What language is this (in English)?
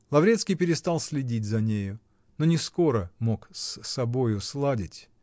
Russian